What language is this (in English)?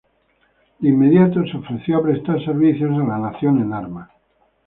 Spanish